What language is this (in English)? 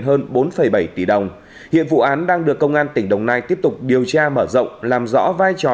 Vietnamese